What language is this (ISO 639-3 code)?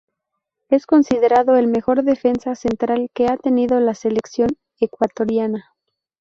spa